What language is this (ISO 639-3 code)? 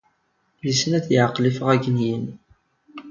kab